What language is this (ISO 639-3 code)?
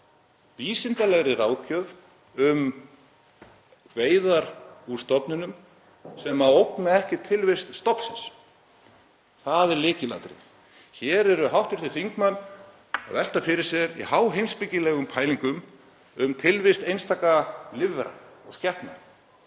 isl